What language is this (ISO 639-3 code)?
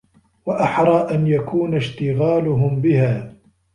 ara